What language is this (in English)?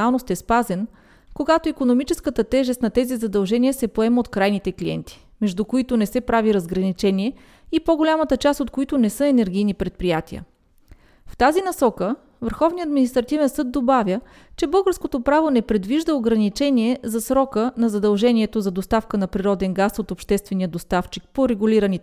Bulgarian